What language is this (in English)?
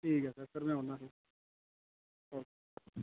Dogri